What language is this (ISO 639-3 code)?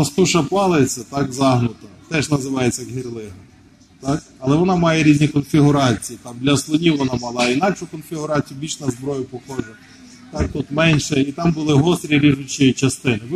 ukr